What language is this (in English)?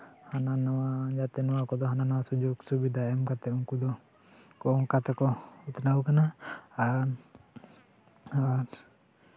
Santali